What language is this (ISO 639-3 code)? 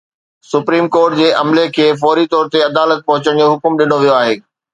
snd